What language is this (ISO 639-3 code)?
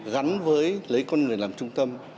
vie